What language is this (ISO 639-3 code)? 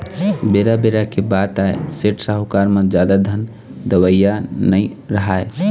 hne